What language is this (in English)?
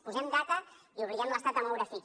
Catalan